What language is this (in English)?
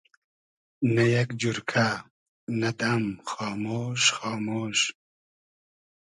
Hazaragi